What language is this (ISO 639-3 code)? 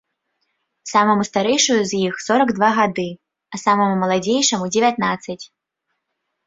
bel